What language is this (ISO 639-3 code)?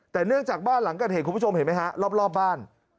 tha